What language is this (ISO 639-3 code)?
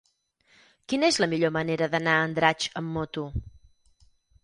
cat